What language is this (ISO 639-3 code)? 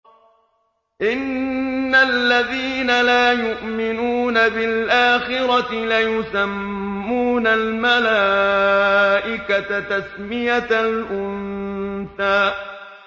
ara